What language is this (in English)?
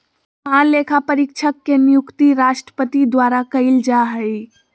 Magahi